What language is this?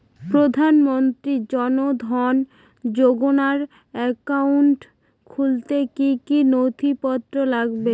Bangla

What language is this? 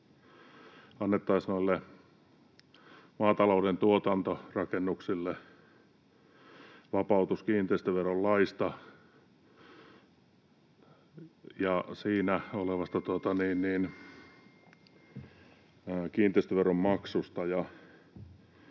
Finnish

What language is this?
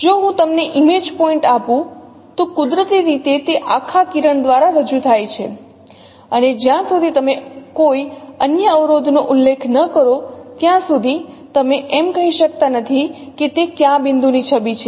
Gujarati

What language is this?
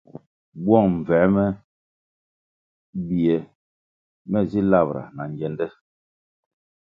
Kwasio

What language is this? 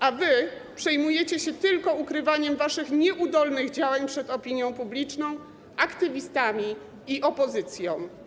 Polish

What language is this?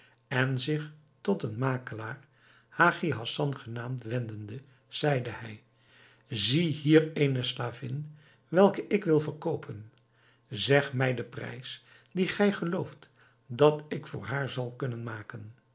Dutch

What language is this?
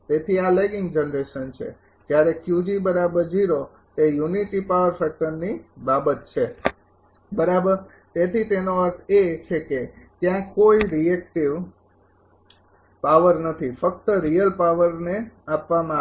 Gujarati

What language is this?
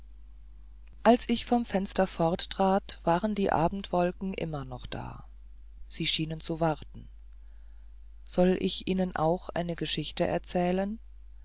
German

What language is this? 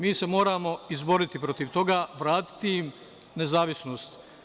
Serbian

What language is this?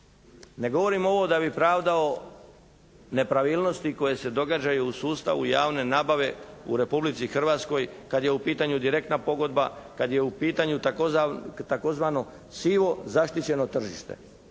Croatian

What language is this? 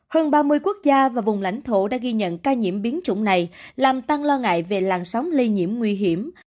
Vietnamese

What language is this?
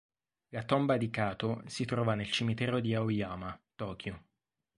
Italian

